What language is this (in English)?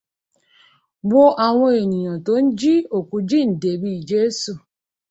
Yoruba